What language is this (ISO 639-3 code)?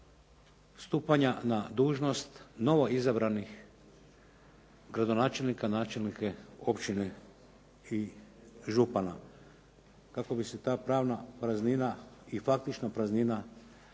hrv